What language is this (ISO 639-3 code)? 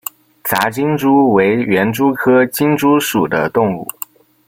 zho